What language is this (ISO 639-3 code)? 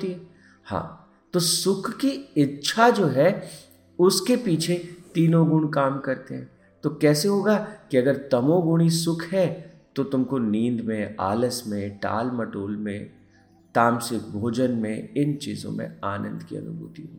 hin